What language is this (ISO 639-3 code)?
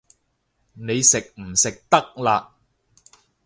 yue